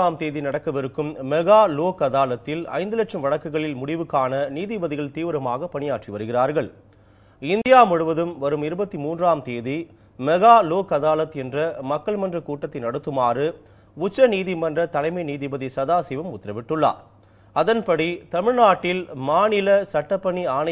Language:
Arabic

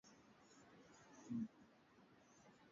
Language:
Swahili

